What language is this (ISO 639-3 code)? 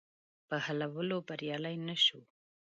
pus